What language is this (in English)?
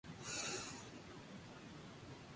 Spanish